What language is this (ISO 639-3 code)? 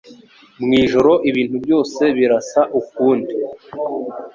kin